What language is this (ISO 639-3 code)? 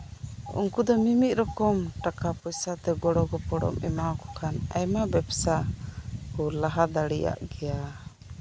sat